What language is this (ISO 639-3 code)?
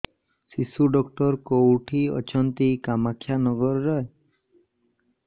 ori